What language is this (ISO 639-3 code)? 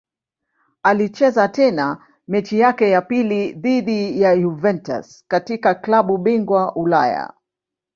swa